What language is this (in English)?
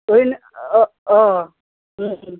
Assamese